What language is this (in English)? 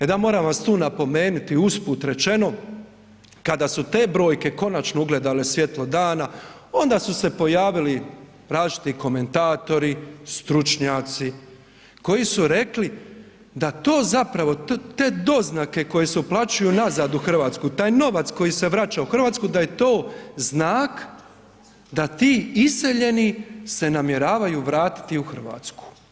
Croatian